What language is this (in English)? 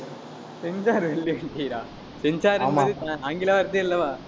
Tamil